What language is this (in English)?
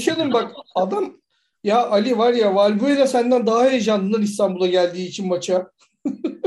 Turkish